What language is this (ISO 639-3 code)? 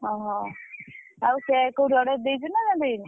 ori